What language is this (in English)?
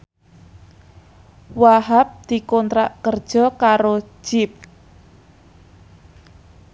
Javanese